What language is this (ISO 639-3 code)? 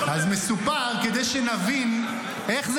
heb